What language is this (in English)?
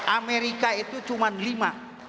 Indonesian